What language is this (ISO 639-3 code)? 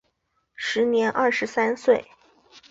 zho